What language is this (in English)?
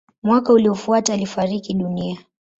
Swahili